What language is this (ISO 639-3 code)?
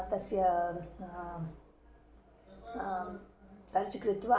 san